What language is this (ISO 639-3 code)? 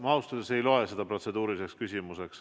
est